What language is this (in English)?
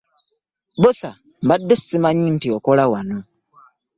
Ganda